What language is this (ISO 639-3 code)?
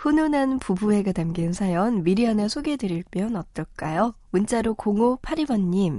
kor